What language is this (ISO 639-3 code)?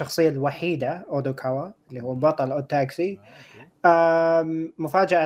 ara